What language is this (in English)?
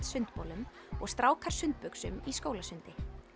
Icelandic